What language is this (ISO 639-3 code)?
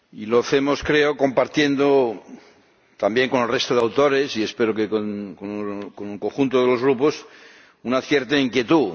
spa